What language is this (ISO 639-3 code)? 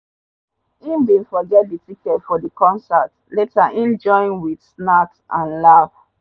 pcm